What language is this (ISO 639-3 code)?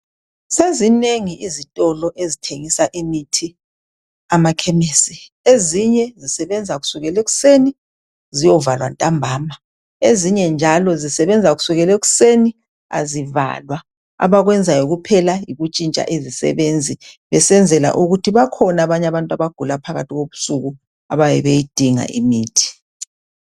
nde